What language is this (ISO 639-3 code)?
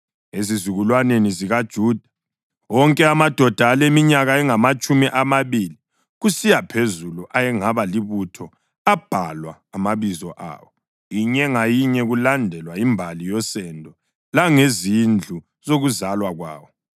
nde